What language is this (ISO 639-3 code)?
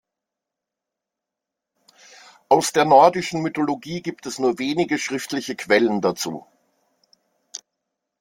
deu